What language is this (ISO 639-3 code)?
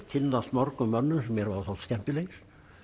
isl